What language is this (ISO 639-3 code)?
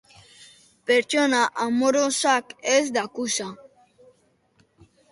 eus